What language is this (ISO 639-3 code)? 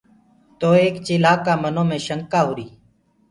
ggg